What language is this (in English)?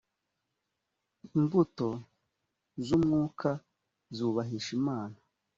Kinyarwanda